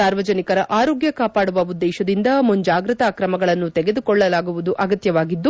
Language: Kannada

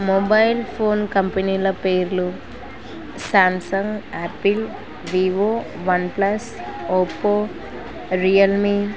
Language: Telugu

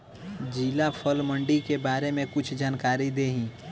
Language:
Bhojpuri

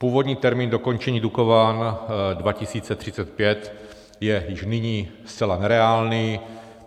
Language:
Czech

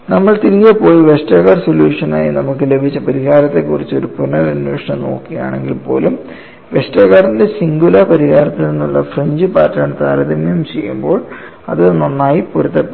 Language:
Malayalam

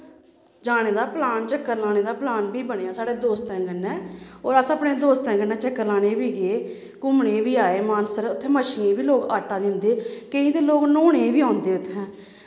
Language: Dogri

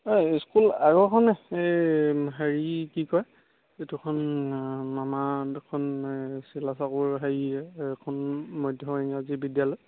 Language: Assamese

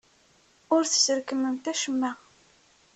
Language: Kabyle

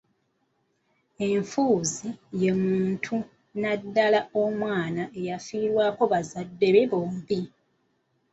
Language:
Ganda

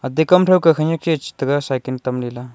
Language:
Wancho Naga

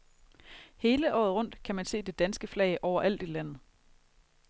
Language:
Danish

